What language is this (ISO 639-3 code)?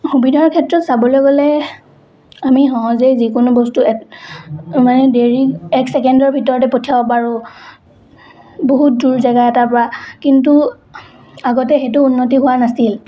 asm